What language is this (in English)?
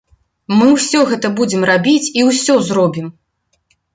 Belarusian